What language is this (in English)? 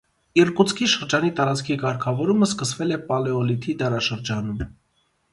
Armenian